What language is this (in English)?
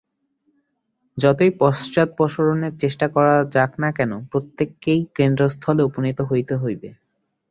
Bangla